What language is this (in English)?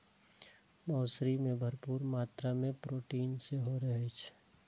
Maithili